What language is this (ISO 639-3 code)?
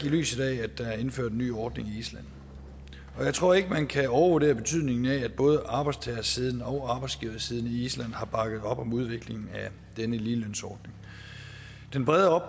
dan